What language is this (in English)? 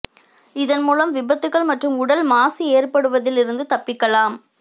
Tamil